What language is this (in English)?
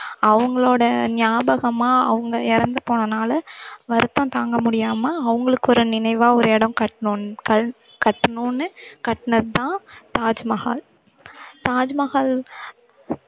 Tamil